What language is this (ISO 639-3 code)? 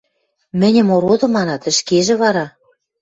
mrj